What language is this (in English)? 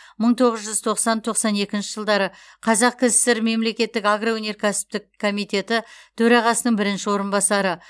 Kazakh